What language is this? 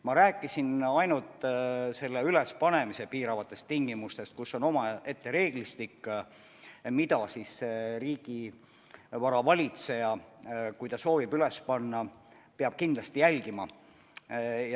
Estonian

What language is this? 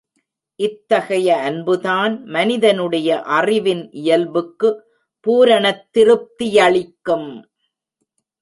Tamil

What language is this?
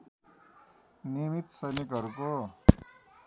Nepali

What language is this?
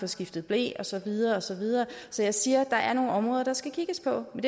Danish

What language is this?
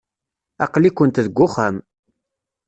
Kabyle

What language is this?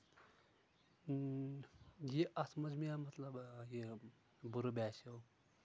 Kashmiri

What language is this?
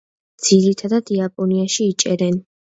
Georgian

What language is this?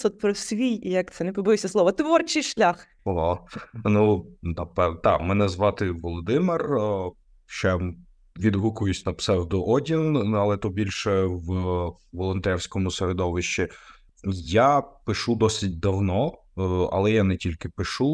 Ukrainian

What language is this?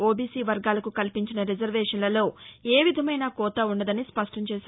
Telugu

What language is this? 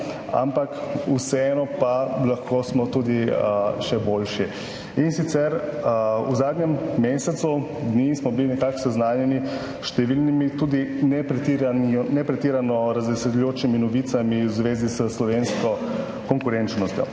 Slovenian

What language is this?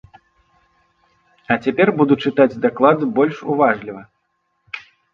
Belarusian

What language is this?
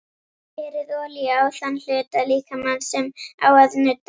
Icelandic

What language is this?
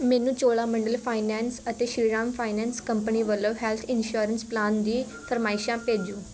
Punjabi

